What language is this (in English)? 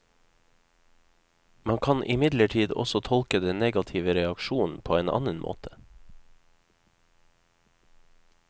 Norwegian